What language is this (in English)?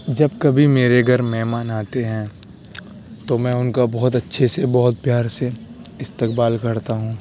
Urdu